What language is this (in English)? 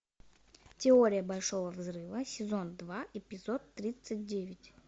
Russian